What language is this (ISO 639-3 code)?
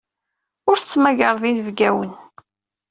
kab